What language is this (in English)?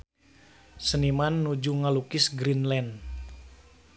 Sundanese